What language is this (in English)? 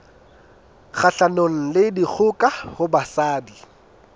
Southern Sotho